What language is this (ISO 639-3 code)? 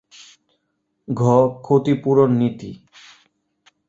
ben